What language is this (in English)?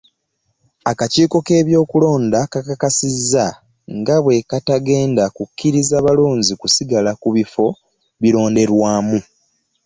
Ganda